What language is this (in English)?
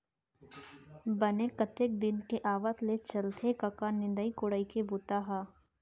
Chhattisgarhi